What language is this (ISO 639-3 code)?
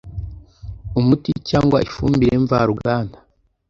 kin